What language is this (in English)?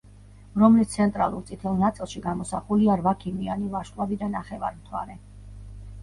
Georgian